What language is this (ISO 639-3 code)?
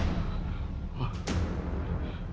ind